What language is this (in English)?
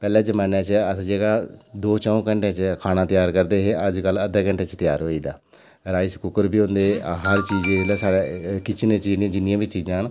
Dogri